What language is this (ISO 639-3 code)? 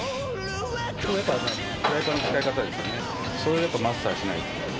jpn